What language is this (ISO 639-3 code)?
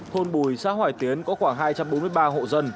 vie